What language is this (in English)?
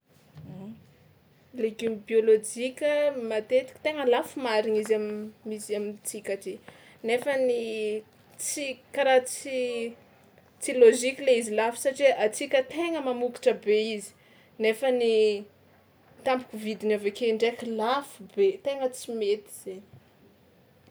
Tsimihety Malagasy